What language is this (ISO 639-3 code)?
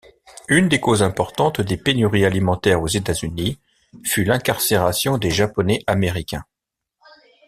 fra